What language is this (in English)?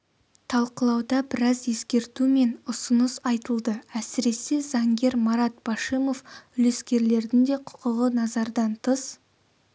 Kazakh